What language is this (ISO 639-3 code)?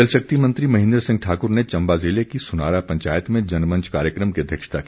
hin